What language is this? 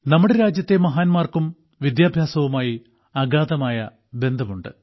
Malayalam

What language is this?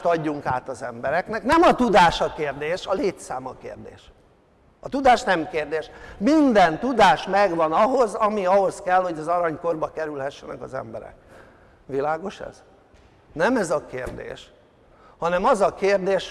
Hungarian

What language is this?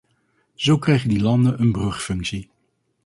Dutch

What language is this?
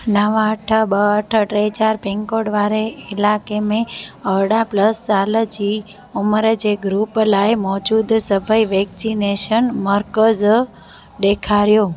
Sindhi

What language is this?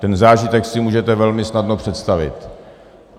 Czech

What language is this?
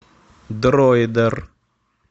Russian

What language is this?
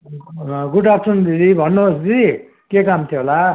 Nepali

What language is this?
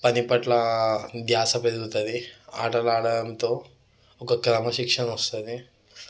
Telugu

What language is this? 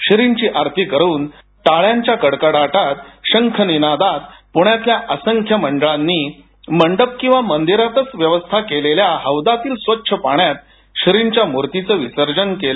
Marathi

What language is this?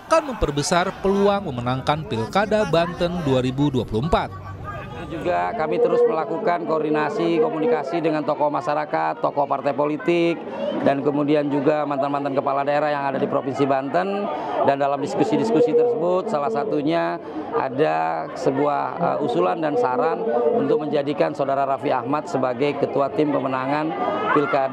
Indonesian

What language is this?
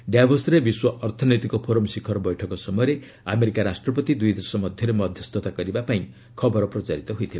Odia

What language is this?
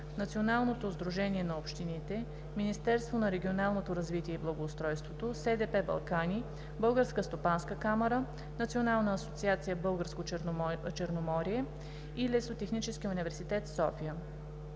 Bulgarian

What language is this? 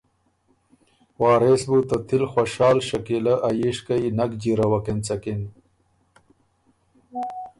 Ormuri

